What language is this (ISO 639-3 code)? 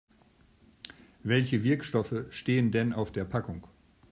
deu